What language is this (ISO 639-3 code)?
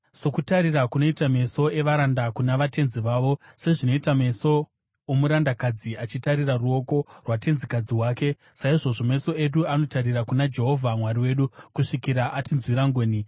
sna